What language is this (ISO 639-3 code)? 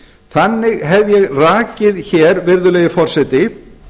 isl